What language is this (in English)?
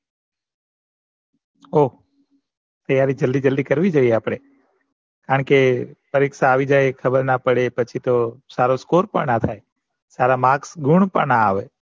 Gujarati